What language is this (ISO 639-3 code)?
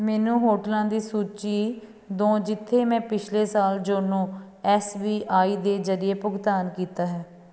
pan